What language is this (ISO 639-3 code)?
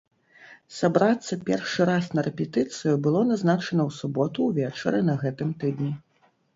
bel